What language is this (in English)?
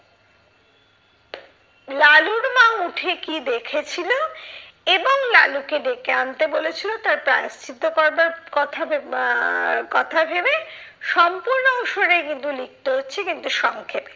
Bangla